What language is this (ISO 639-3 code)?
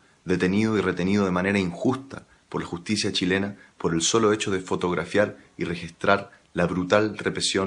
spa